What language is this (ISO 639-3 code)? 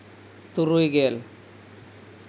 sat